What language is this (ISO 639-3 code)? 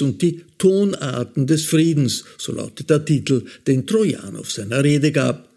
deu